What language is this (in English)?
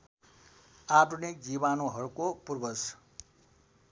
Nepali